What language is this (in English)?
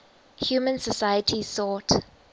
English